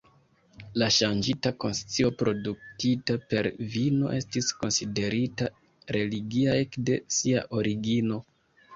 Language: Esperanto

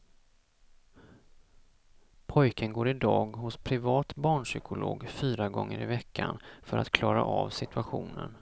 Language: Swedish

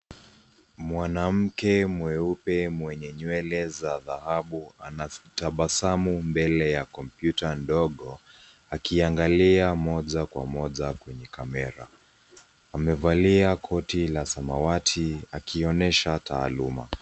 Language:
Swahili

